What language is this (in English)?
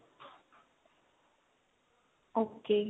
Punjabi